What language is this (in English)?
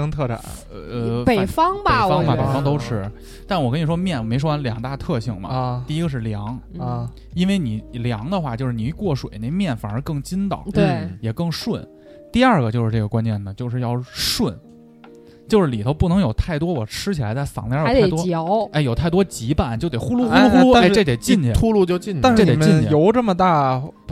Chinese